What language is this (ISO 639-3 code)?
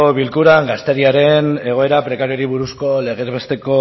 eus